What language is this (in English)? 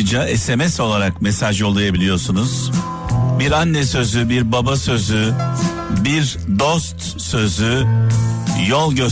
Turkish